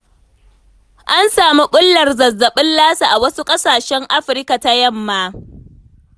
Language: Hausa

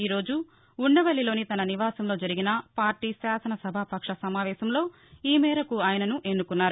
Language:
Telugu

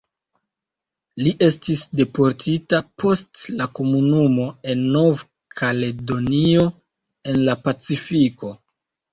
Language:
Esperanto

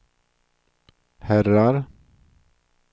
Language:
Swedish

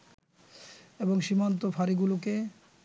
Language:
Bangla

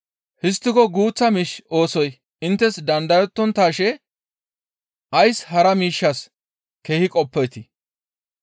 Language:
Gamo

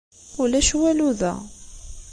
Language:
Kabyle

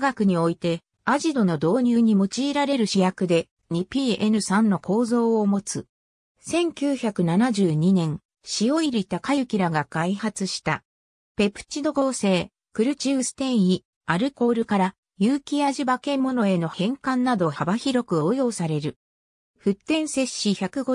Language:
Japanese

